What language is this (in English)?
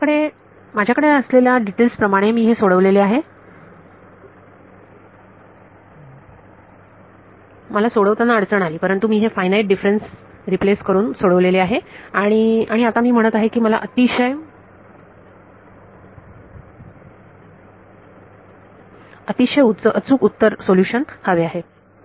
Marathi